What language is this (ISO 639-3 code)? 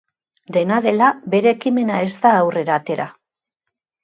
eus